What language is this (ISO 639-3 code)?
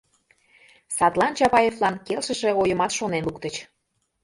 chm